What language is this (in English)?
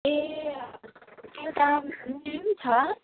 Nepali